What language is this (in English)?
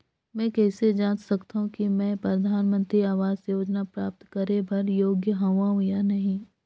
Chhattisgarhi